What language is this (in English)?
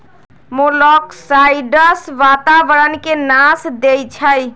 Magahi